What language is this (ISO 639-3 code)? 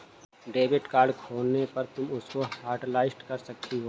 hin